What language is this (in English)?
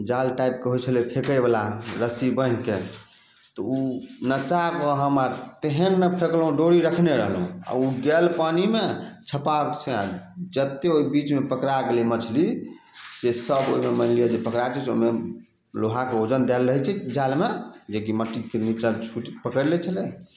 Maithili